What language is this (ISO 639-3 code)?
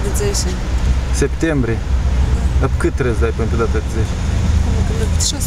ron